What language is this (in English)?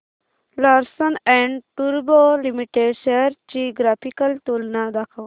Marathi